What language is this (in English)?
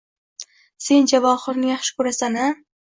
Uzbek